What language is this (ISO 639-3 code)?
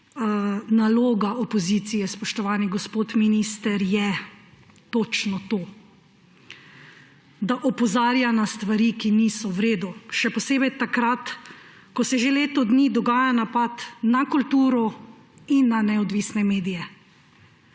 slv